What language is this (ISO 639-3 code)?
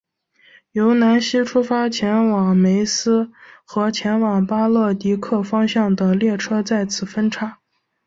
zho